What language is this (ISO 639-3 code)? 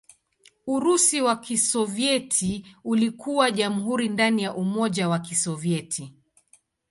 swa